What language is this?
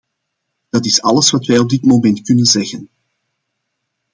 Dutch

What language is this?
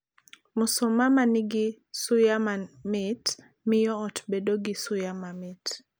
Luo (Kenya and Tanzania)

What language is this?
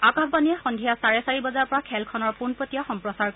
Assamese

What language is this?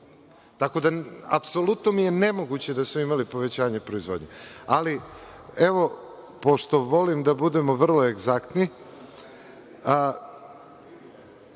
Serbian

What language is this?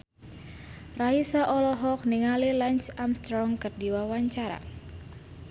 Sundanese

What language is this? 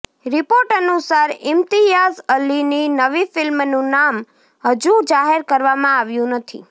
Gujarati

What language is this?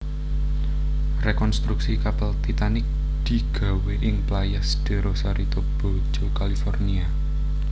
Javanese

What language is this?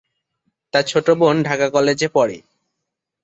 Bangla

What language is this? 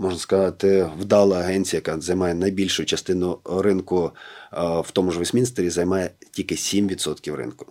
Ukrainian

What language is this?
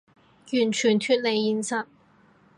Cantonese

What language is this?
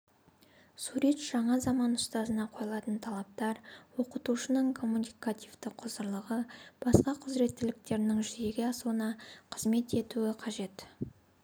Kazakh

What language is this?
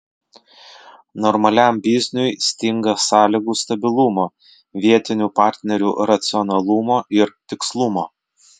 Lithuanian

